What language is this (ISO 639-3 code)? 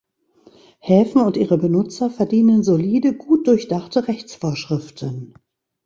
deu